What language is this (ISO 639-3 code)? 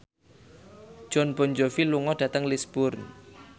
jav